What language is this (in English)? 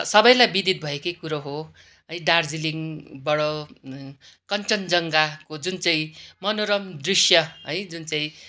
Nepali